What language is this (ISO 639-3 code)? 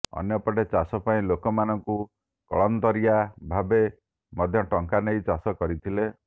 ori